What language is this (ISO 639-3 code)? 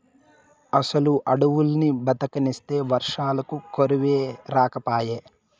tel